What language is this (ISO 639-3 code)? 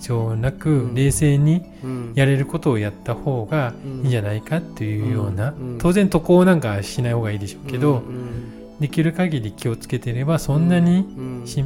jpn